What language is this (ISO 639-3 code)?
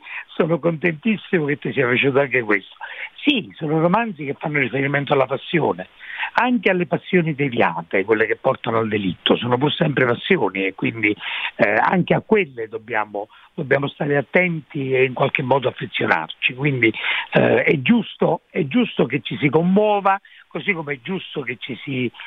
ita